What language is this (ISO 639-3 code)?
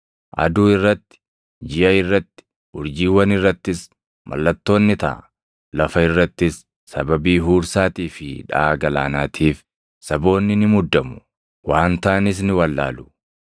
orm